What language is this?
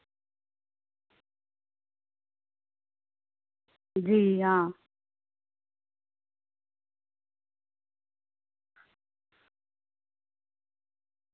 Dogri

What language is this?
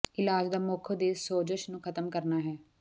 Punjabi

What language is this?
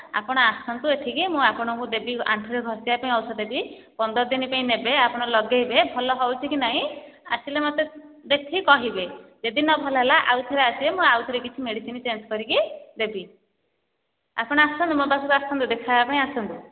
Odia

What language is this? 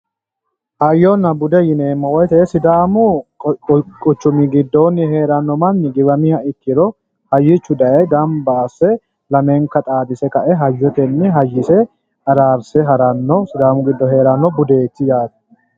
Sidamo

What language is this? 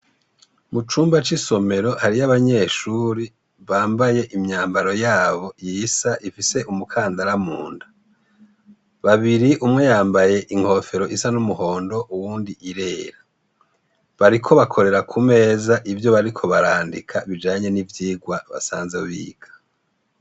Rundi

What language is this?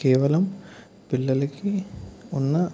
Telugu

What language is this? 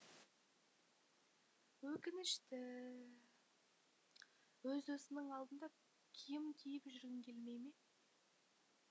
Kazakh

